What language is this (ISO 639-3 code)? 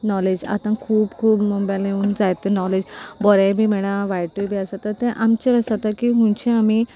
kok